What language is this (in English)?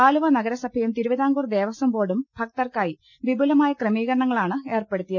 Malayalam